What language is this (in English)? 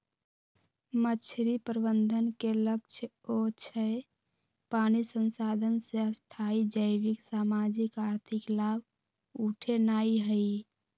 Magahi